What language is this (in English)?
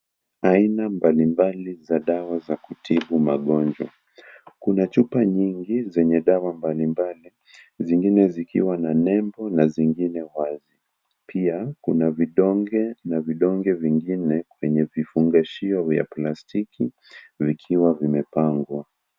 Swahili